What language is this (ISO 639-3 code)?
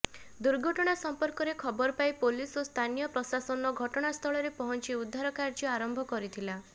ori